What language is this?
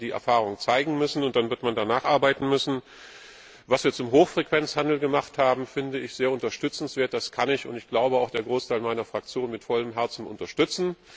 German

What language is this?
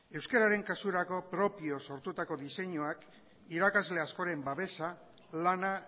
Basque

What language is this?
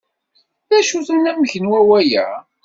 Kabyle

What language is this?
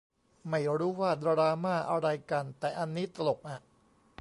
Thai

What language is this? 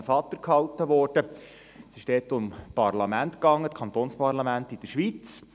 Swiss German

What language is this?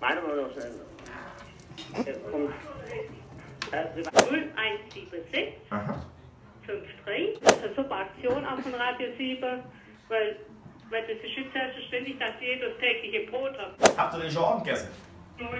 German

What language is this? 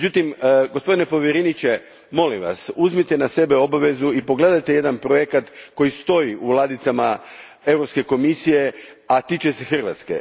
Croatian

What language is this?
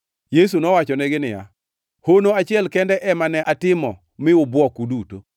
Luo (Kenya and Tanzania)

